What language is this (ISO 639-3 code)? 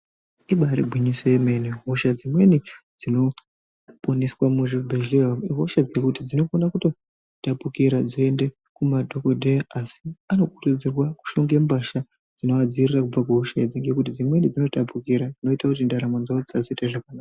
ndc